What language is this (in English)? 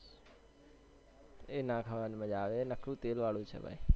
Gujarati